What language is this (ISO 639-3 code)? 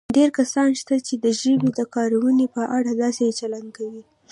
pus